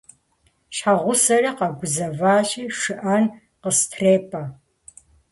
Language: Kabardian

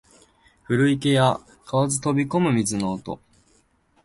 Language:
Japanese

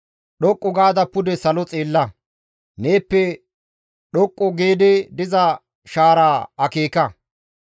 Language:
Gamo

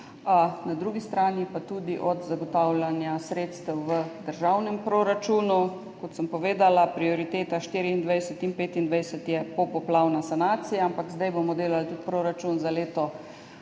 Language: Slovenian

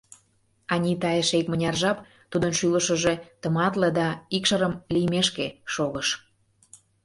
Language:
Mari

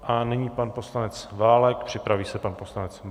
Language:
Czech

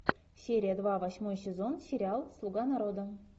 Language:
Russian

